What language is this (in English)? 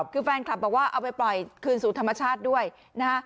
Thai